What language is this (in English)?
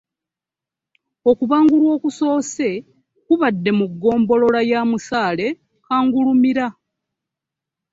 Ganda